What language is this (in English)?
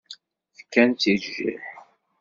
Kabyle